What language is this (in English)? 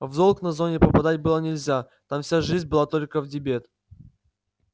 Russian